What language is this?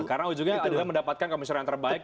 Indonesian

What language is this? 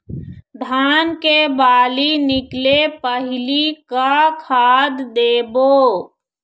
Chhattisgarhi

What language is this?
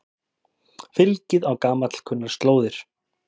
Icelandic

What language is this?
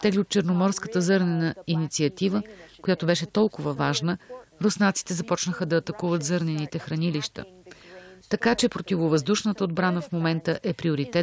Bulgarian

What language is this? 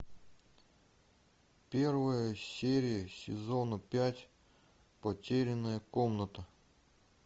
Russian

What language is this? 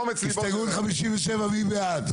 Hebrew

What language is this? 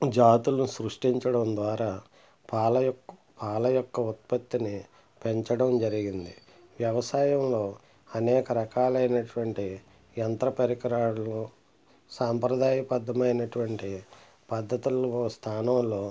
Telugu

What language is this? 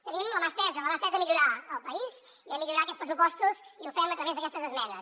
Catalan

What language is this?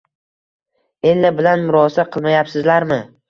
Uzbek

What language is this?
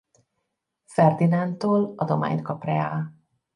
Hungarian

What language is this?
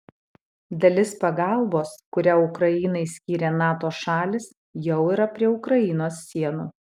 Lithuanian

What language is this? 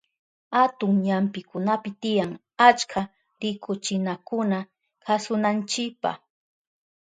Southern Pastaza Quechua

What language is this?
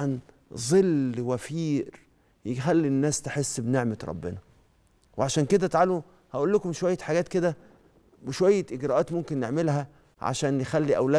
Arabic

